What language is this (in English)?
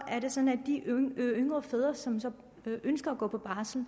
Danish